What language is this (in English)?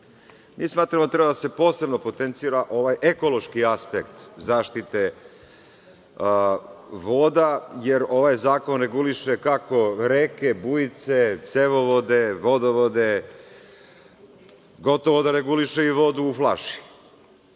Serbian